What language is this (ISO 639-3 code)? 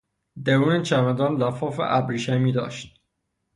fas